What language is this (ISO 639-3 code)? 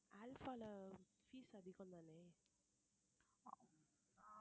tam